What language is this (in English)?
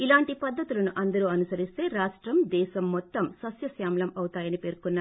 Telugu